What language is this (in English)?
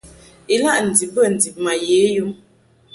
Mungaka